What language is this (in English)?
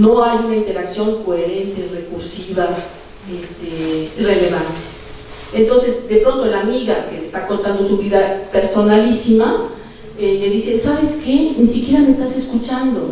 Spanish